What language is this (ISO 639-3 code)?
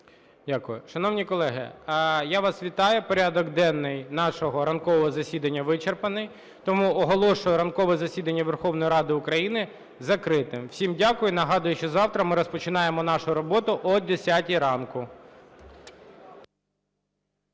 ukr